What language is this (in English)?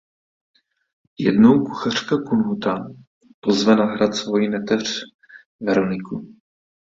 Czech